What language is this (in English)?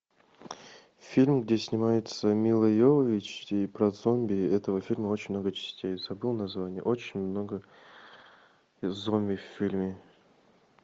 Russian